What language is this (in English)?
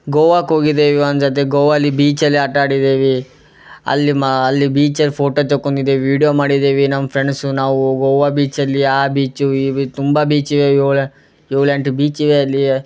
Kannada